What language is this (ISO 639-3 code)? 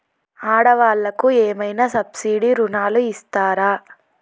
tel